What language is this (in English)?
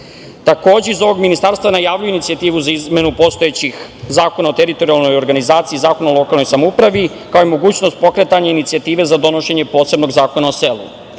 Serbian